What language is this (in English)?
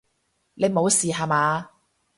Cantonese